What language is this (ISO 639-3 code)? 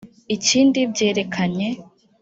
kin